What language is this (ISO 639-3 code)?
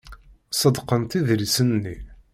kab